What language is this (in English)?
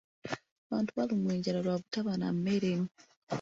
Ganda